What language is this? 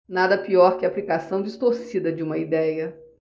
Portuguese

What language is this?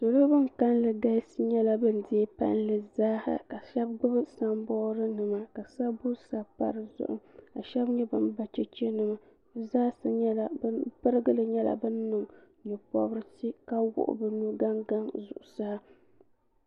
Dagbani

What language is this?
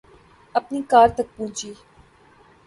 Urdu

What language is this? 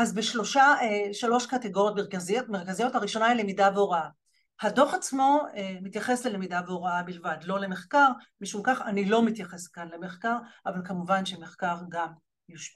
Hebrew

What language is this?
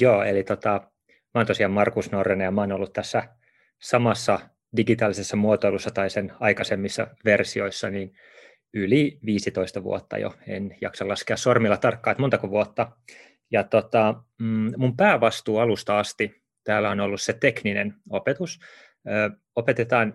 Finnish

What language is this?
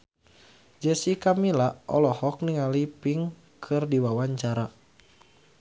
Sundanese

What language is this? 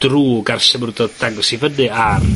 Welsh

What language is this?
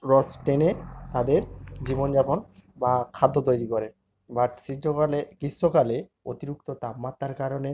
Bangla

